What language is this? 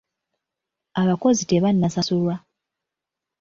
Ganda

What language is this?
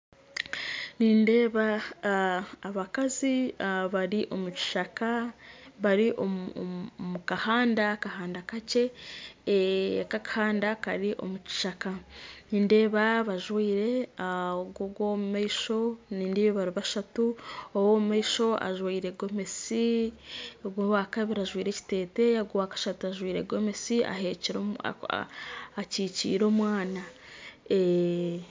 Nyankole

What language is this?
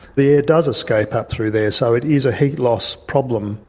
English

